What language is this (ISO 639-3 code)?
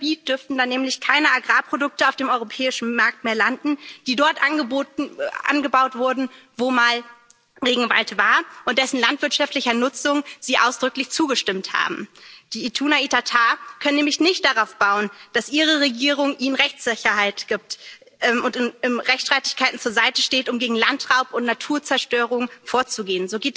deu